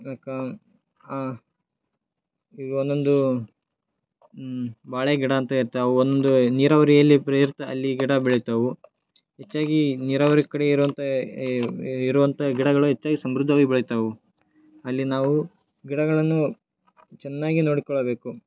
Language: Kannada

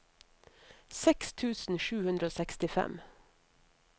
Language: Norwegian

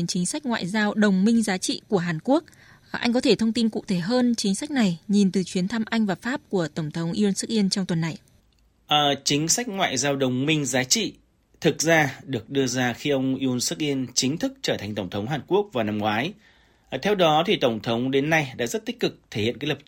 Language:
Vietnamese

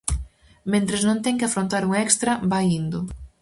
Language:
Galician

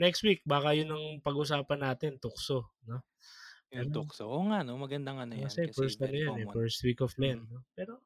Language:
Filipino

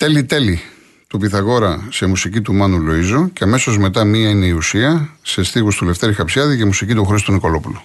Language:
Greek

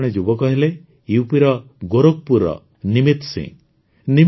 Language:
Odia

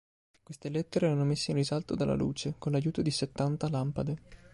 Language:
Italian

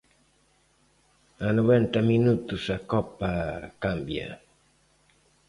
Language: Galician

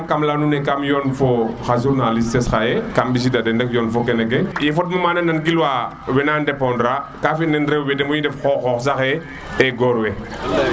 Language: Serer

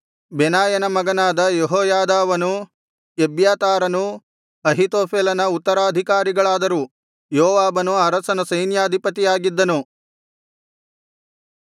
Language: Kannada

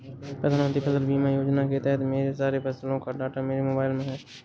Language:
Hindi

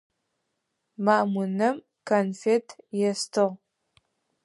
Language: Adyghe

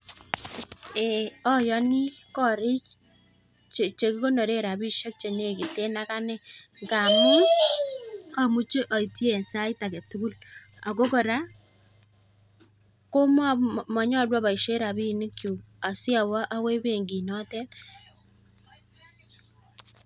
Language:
Kalenjin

